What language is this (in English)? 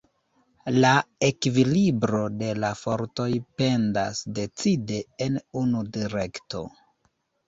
Esperanto